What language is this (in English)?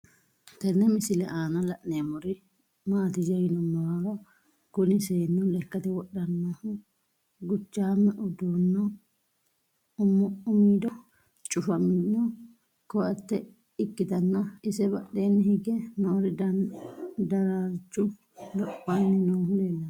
Sidamo